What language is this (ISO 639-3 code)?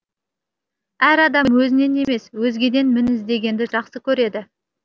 kaz